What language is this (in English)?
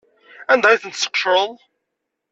Kabyle